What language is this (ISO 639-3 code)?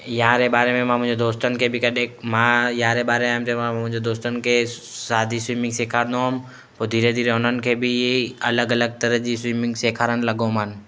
snd